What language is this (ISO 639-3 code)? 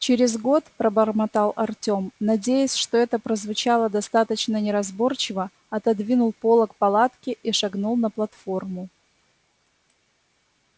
rus